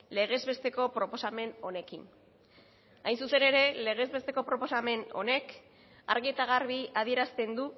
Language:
Basque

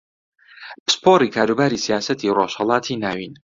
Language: Central Kurdish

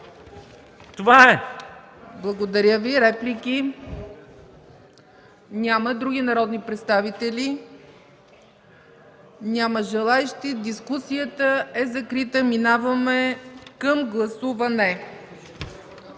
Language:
Bulgarian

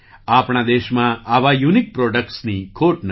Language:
Gujarati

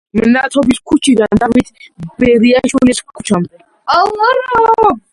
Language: Georgian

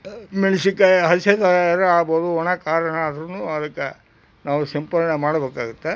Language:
Kannada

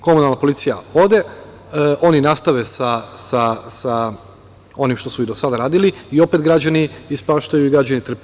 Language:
Serbian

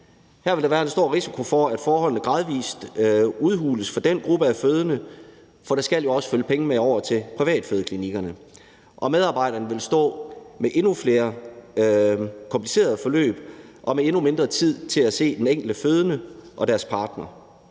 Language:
Danish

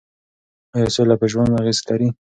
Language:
Pashto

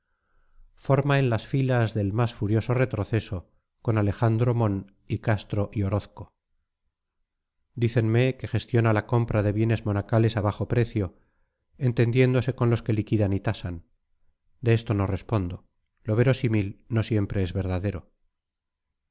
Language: Spanish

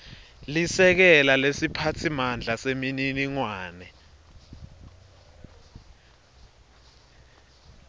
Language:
Swati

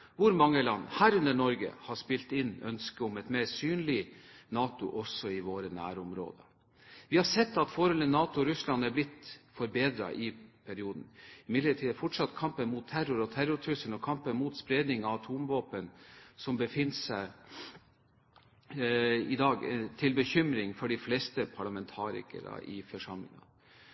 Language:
Norwegian Bokmål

